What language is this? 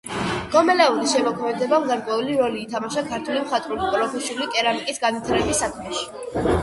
Georgian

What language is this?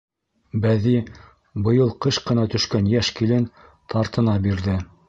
Bashkir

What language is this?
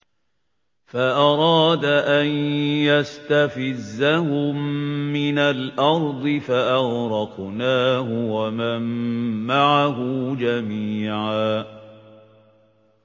Arabic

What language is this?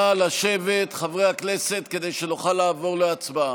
Hebrew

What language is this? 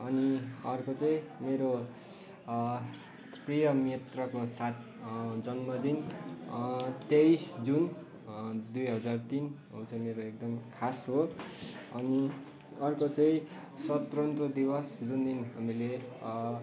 Nepali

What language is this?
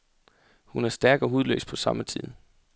Danish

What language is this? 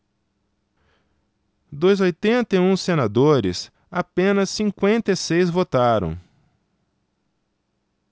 Portuguese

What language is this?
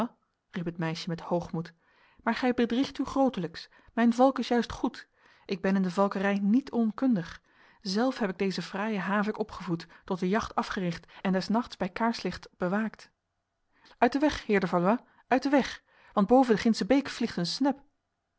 Dutch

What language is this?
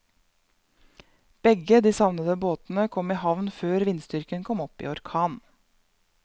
Norwegian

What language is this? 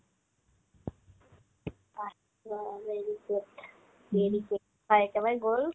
Assamese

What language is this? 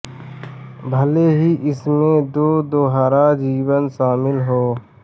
Hindi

